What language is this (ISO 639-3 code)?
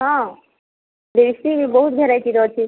ori